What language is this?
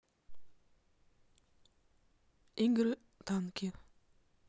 Russian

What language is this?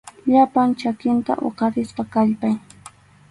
Arequipa-La Unión Quechua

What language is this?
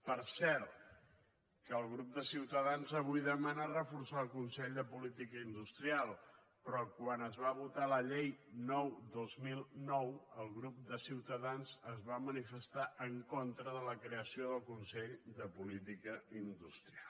Catalan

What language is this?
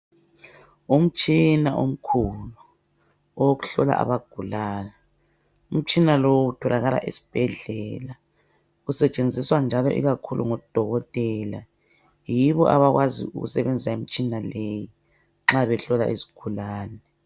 North Ndebele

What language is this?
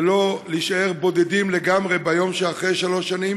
Hebrew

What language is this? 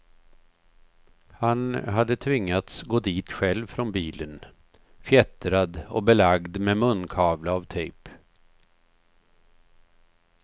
Swedish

